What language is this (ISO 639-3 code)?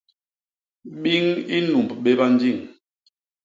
bas